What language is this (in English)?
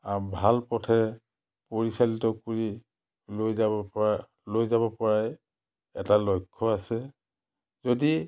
Assamese